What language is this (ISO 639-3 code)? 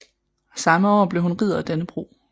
dan